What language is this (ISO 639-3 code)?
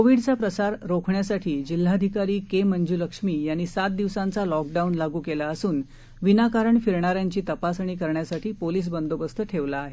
mar